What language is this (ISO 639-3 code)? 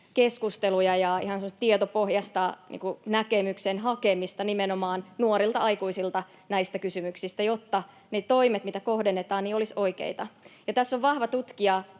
fin